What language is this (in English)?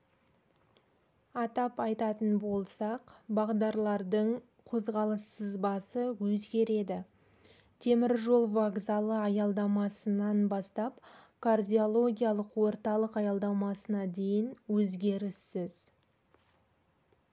Kazakh